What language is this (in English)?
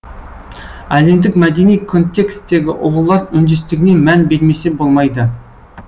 Kazakh